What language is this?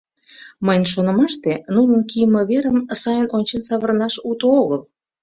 Mari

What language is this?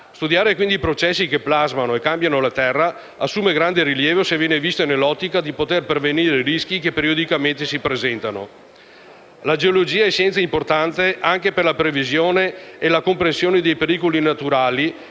Italian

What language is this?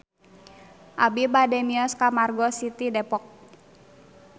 Sundanese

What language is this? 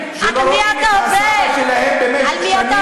Hebrew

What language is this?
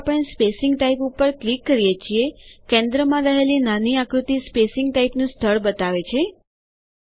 Gujarati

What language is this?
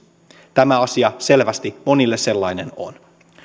Finnish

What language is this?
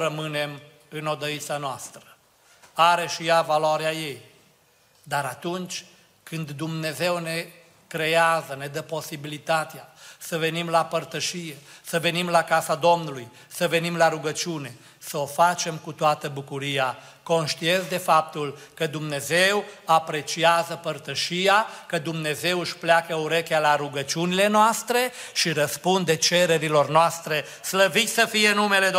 Romanian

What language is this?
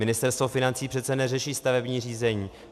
Czech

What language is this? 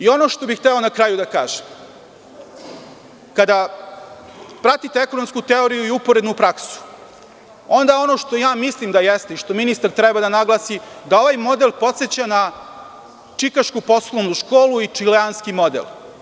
Serbian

